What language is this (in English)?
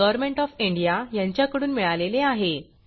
Marathi